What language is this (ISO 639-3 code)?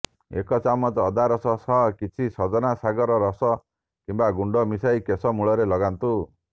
ori